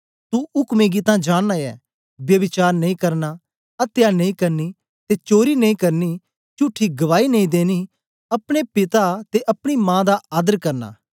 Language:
Dogri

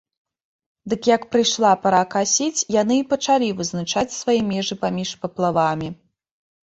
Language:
Belarusian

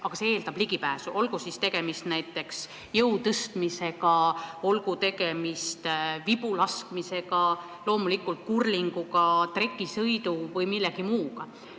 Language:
Estonian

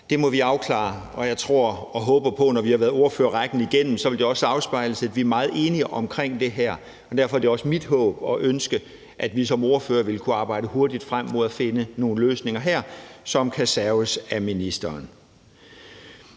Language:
Danish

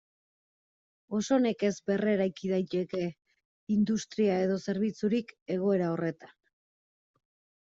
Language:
Basque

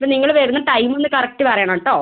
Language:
Malayalam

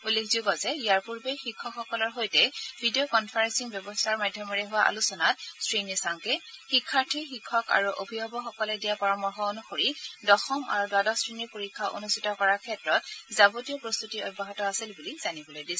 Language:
Assamese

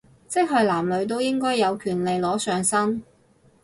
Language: Cantonese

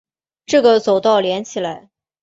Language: Chinese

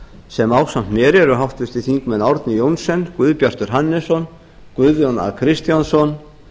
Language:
Icelandic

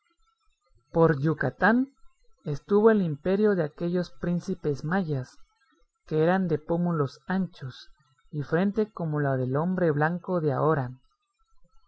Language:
Spanish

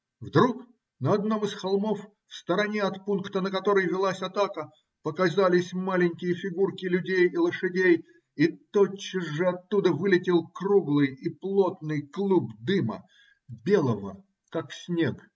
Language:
Russian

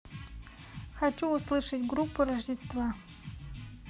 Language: Russian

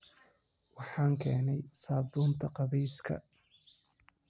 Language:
Somali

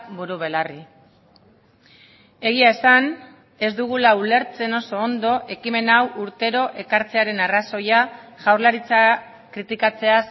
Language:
Basque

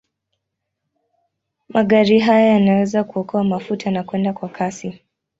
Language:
Swahili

